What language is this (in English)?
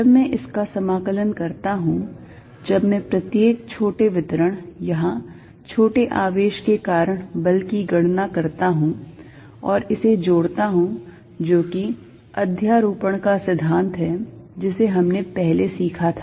Hindi